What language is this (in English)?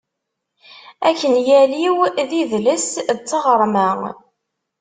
Kabyle